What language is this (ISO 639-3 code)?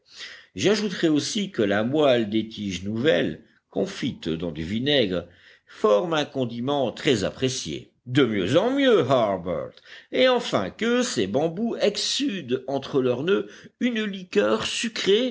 fra